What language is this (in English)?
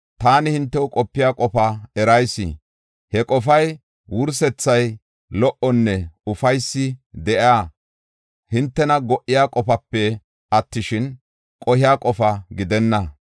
Gofa